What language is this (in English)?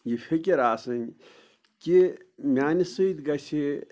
Kashmiri